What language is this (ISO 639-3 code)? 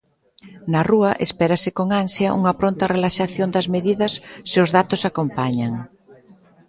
glg